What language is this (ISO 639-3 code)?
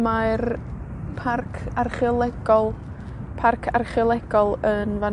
cym